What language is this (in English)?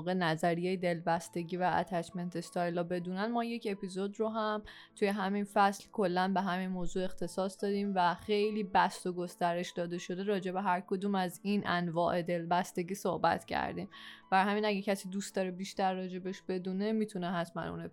Persian